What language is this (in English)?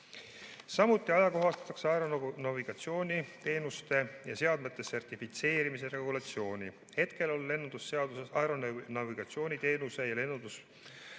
Estonian